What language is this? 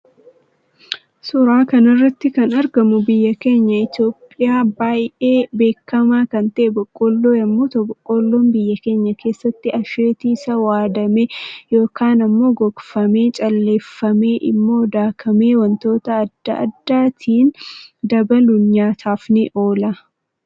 Oromo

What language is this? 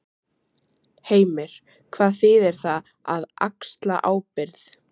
Icelandic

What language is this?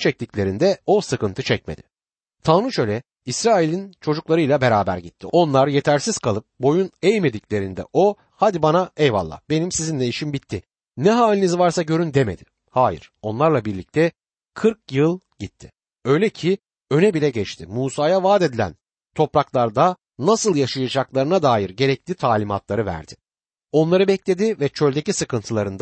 Turkish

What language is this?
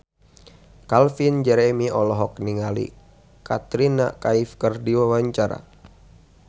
Sundanese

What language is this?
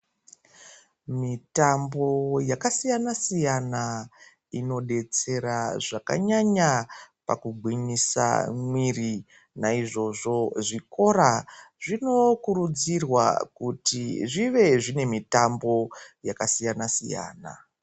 Ndau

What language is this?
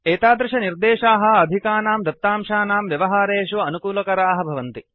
Sanskrit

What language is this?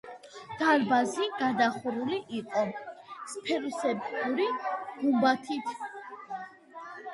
Georgian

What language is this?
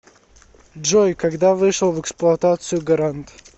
Russian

